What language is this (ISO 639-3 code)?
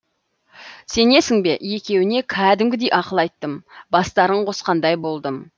kaz